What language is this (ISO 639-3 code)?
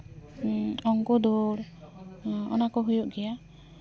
sat